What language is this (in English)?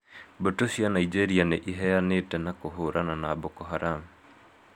Kikuyu